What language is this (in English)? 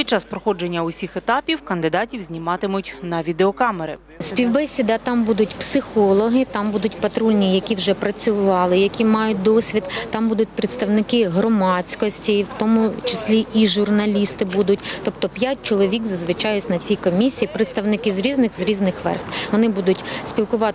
Ukrainian